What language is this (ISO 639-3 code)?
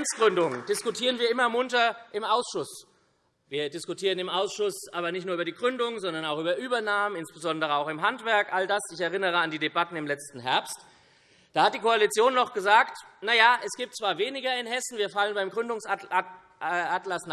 deu